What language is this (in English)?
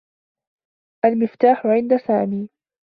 Arabic